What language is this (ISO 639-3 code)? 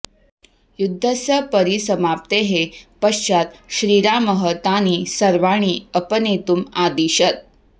san